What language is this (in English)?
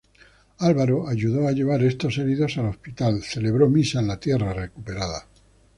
Spanish